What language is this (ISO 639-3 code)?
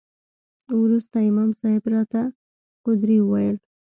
pus